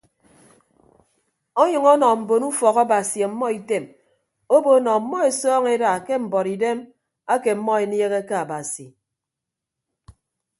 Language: Ibibio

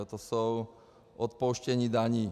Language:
Czech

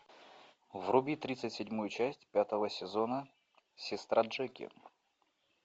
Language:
Russian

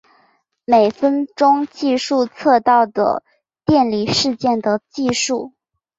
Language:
Chinese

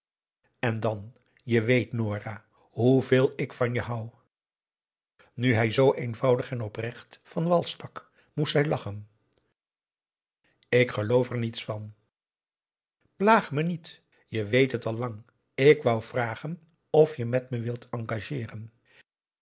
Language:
Dutch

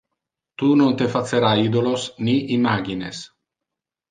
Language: Interlingua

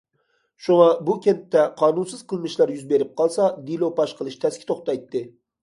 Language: Uyghur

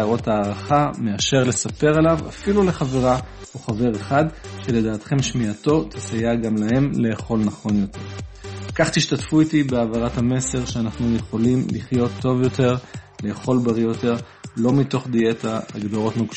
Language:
Hebrew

